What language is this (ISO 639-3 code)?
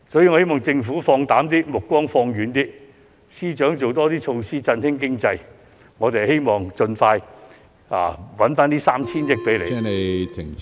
yue